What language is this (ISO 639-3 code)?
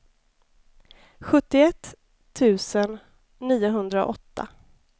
swe